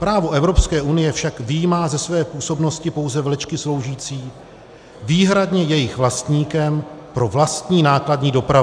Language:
Czech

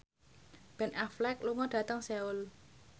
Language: Javanese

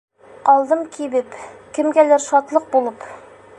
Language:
Bashkir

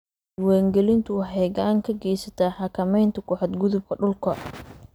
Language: Somali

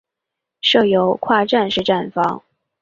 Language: Chinese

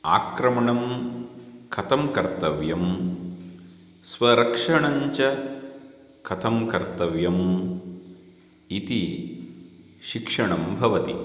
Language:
Sanskrit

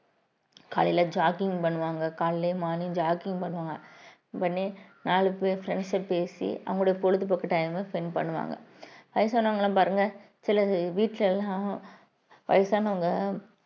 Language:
Tamil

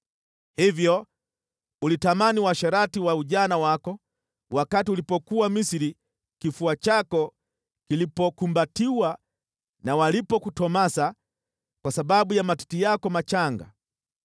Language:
Swahili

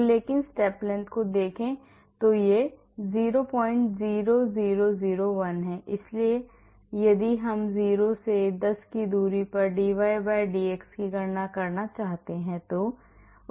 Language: Hindi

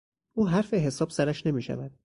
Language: Persian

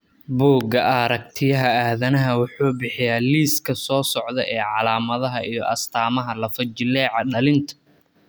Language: Somali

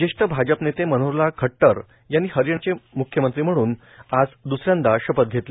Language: Marathi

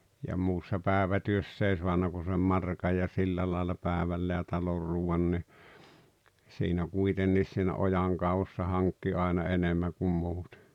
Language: Finnish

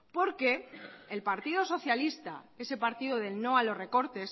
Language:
Spanish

